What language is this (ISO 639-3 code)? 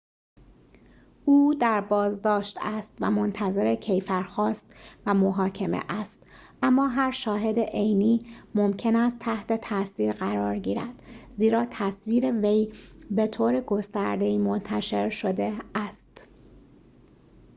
fas